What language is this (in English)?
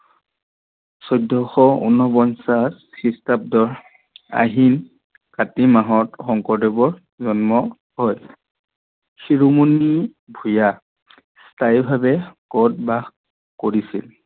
Assamese